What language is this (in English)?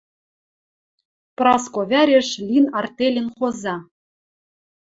Western Mari